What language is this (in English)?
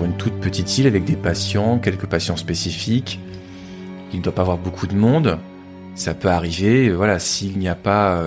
French